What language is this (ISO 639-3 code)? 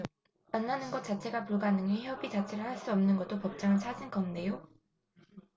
kor